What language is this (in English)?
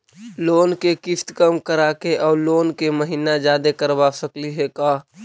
Magahi